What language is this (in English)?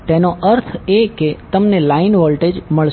Gujarati